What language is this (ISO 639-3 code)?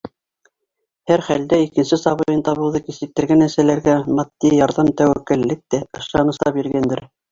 bak